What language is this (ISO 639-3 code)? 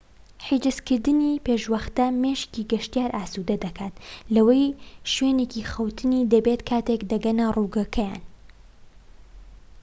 ckb